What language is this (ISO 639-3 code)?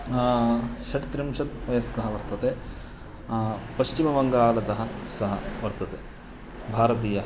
san